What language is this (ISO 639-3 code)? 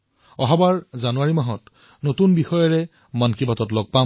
asm